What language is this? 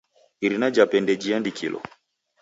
Taita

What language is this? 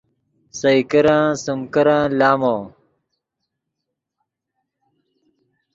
Yidgha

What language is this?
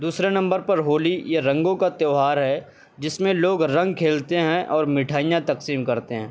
Urdu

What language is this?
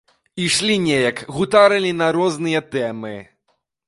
Belarusian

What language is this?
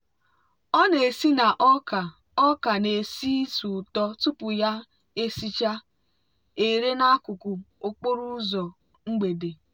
Igbo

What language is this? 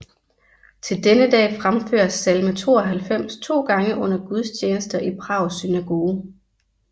Danish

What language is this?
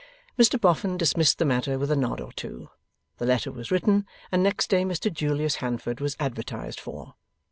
English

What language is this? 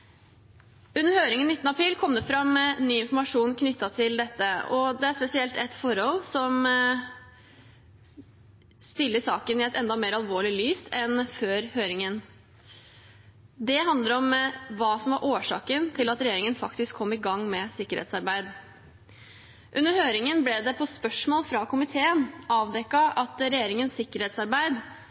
Norwegian Bokmål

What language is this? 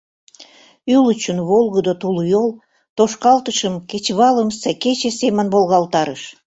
Mari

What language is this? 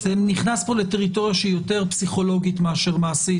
Hebrew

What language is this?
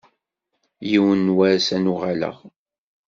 Kabyle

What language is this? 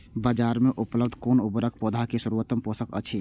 Maithili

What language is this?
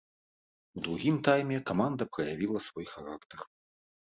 Belarusian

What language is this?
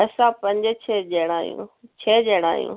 Sindhi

